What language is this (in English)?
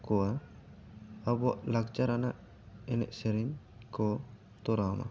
Santali